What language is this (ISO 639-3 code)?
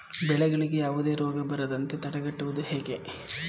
kan